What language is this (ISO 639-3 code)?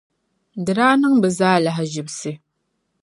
dag